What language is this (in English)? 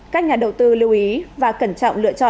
Vietnamese